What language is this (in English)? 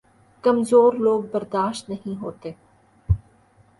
Urdu